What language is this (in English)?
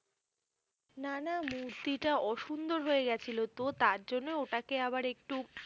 Bangla